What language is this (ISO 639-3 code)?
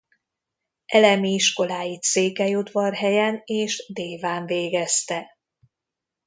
hun